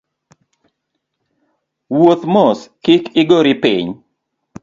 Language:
Luo (Kenya and Tanzania)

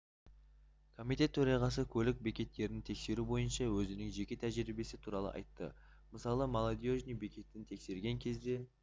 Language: Kazakh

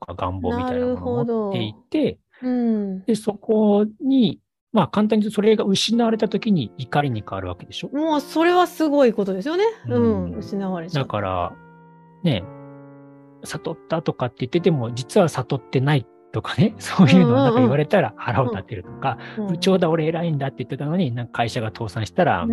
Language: Japanese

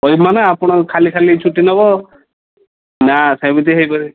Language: Odia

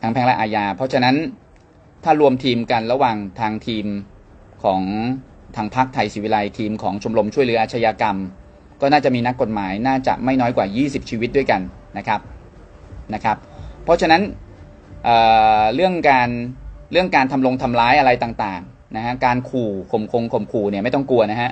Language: Thai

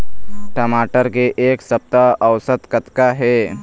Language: Chhattisgarhi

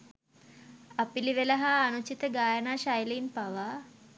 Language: Sinhala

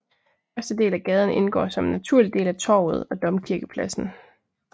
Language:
Danish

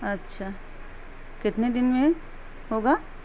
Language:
Urdu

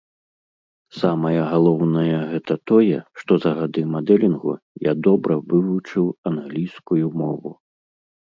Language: Belarusian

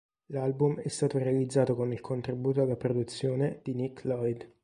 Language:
Italian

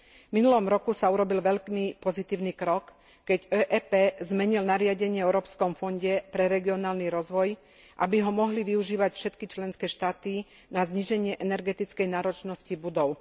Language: Slovak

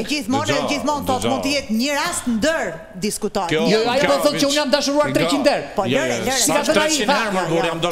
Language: Romanian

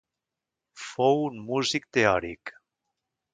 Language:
Catalan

